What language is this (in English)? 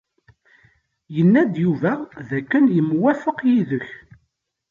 Kabyle